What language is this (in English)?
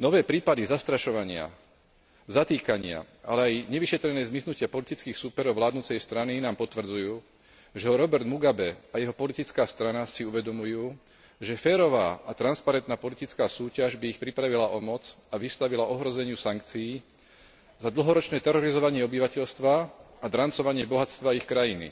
Slovak